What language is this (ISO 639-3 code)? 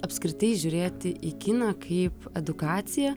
lit